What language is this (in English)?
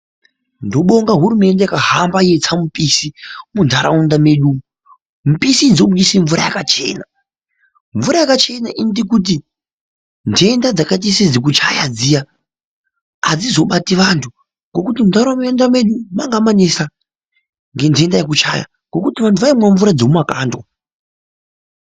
Ndau